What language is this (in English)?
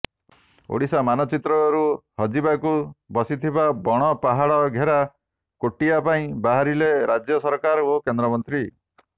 Odia